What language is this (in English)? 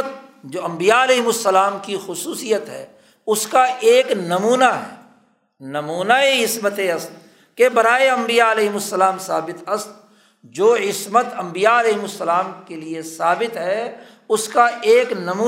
Urdu